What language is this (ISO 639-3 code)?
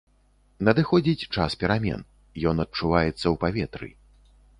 bel